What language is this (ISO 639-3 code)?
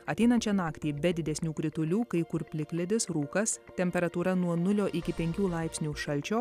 lit